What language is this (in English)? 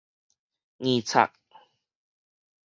Min Nan Chinese